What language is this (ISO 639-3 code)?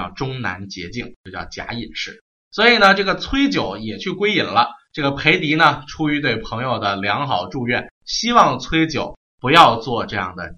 zho